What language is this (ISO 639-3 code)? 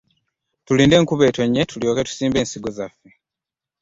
lug